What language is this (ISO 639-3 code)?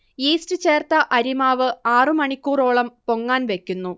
mal